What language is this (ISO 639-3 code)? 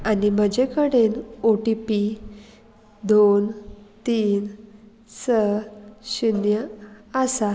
kok